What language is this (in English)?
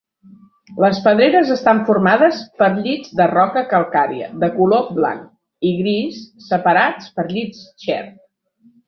Catalan